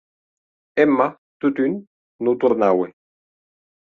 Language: Occitan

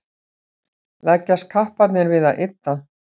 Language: Icelandic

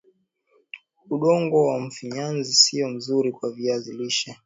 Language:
Swahili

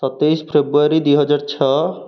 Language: Odia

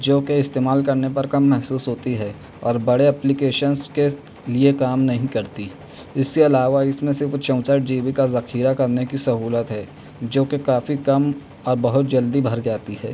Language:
Urdu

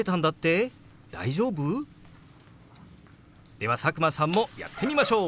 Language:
Japanese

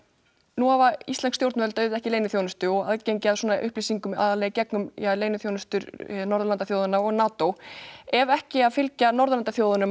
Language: Icelandic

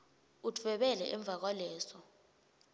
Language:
Swati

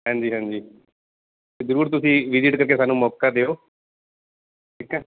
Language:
Punjabi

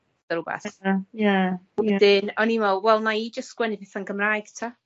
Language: Welsh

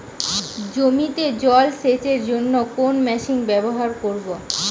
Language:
Bangla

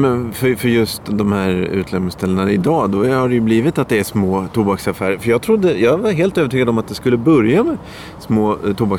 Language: Swedish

